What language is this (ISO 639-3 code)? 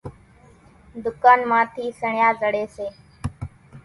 gjk